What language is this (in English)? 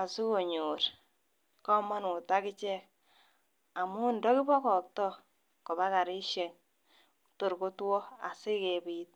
Kalenjin